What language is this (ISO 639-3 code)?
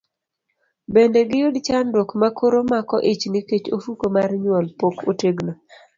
luo